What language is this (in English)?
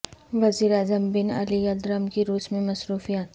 Urdu